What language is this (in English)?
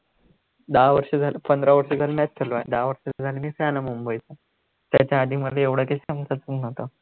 Marathi